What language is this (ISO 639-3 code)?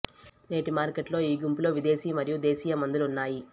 tel